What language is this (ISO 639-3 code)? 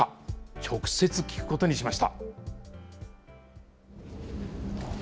jpn